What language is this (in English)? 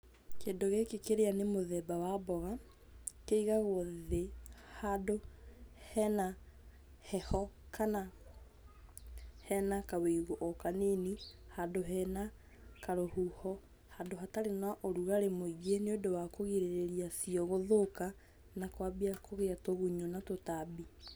Kikuyu